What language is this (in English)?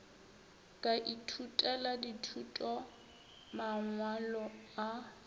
Northern Sotho